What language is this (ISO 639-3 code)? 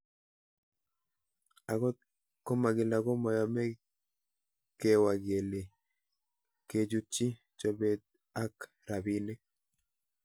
kln